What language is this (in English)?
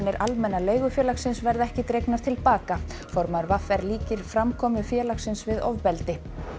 Icelandic